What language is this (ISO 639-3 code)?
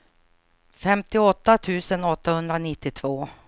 swe